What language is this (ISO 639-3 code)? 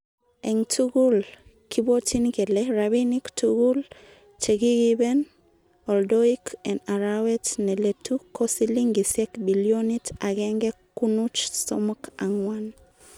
kln